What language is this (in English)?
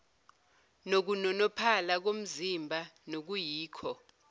Zulu